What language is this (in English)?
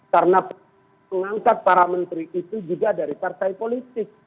Indonesian